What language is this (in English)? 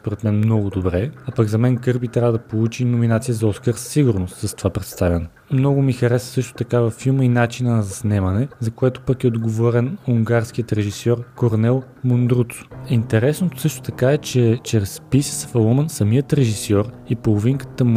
Bulgarian